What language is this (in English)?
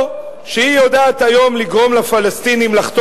Hebrew